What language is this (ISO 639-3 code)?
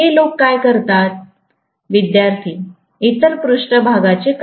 mar